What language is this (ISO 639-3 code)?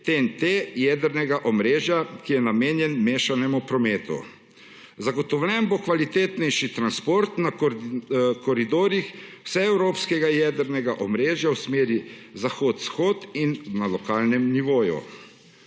slv